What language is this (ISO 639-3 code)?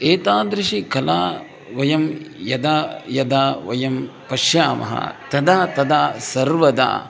san